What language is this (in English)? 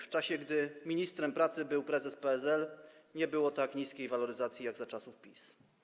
Polish